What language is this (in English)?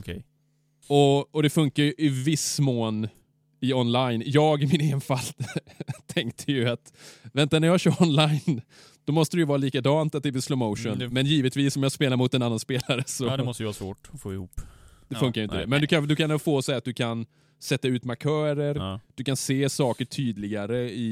Swedish